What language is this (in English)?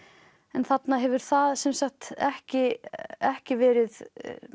Icelandic